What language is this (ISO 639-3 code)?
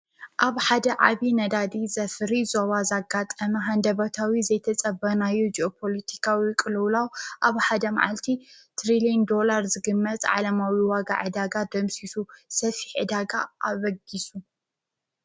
tir